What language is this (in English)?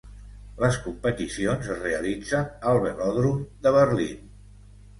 Catalan